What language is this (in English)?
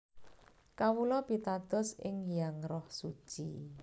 Javanese